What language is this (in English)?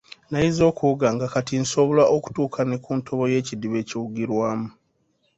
Ganda